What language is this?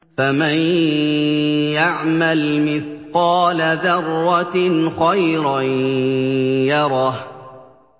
Arabic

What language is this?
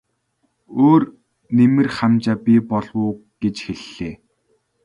Mongolian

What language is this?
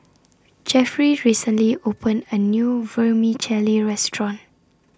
English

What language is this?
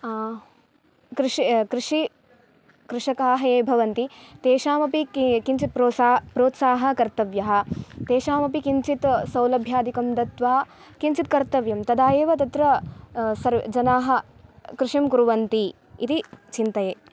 Sanskrit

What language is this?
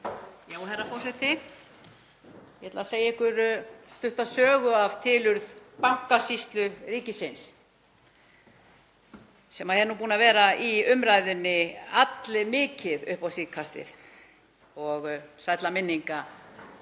Icelandic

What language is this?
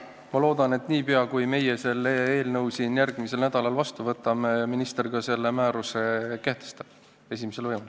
Estonian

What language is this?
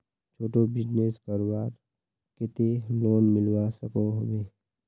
Magahi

